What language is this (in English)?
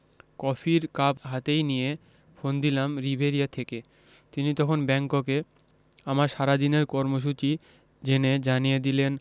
Bangla